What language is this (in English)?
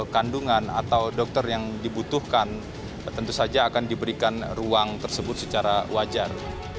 Indonesian